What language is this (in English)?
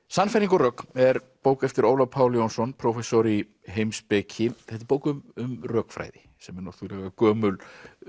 Icelandic